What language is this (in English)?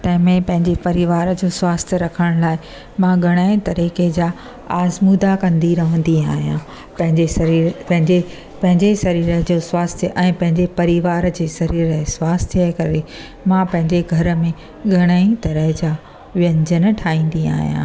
Sindhi